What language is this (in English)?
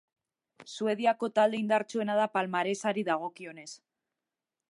Basque